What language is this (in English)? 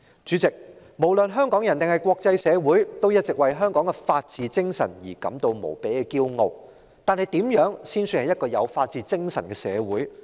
Cantonese